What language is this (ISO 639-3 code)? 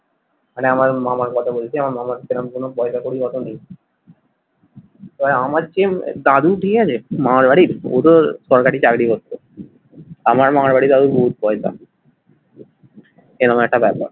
ben